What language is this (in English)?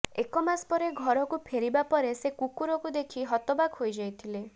Odia